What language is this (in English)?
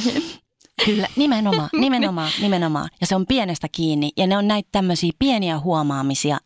Finnish